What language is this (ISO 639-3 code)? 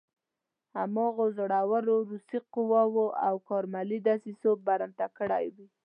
pus